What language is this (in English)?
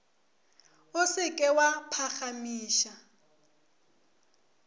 Northern Sotho